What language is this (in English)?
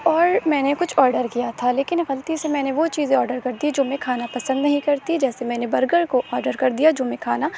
Urdu